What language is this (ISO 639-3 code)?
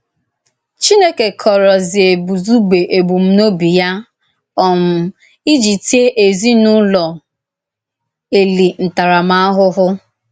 ibo